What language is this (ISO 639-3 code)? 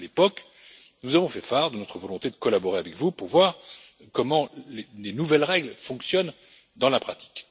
fra